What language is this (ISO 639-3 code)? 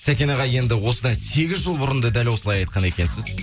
kaz